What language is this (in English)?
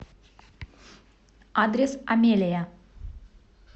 Russian